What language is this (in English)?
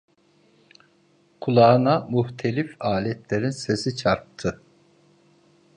Turkish